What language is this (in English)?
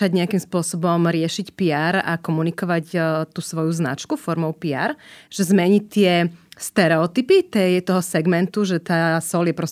Slovak